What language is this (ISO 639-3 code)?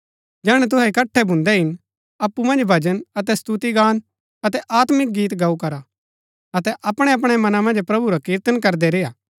gbk